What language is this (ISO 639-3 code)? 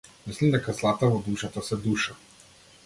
mkd